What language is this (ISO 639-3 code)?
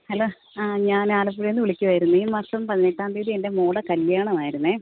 mal